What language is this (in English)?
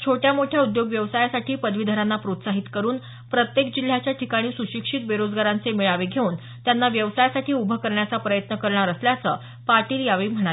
Marathi